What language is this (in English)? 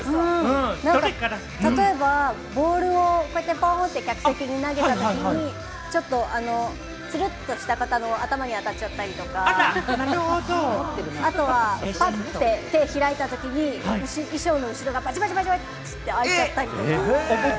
Japanese